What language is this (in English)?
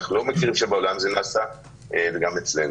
Hebrew